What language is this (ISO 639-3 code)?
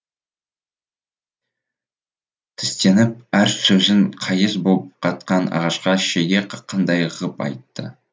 kaz